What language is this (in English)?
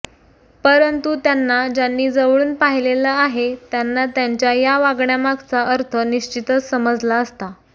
Marathi